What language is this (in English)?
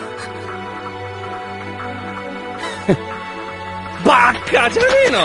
Japanese